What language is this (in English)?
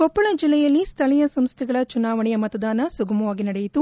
Kannada